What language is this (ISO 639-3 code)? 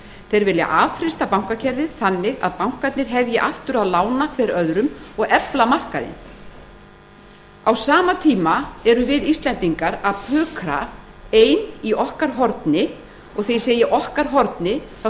isl